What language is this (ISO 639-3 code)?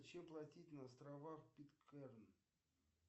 rus